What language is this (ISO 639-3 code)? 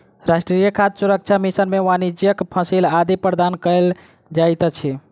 mai